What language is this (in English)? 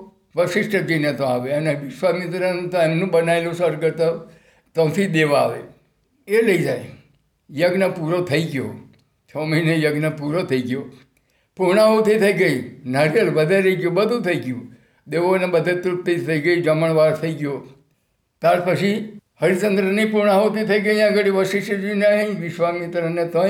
Gujarati